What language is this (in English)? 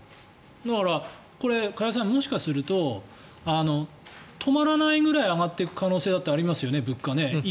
Japanese